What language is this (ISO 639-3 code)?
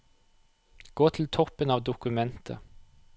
nor